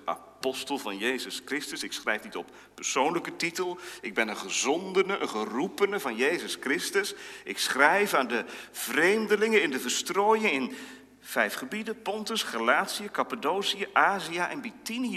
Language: Dutch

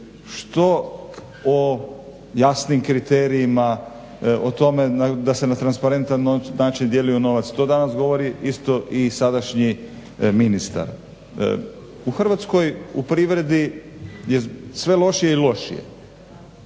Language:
Croatian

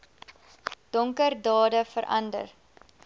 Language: Afrikaans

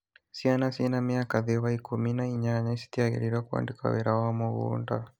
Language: Kikuyu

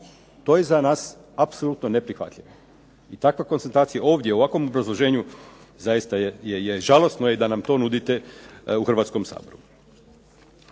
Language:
Croatian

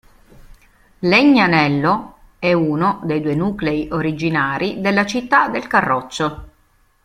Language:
Italian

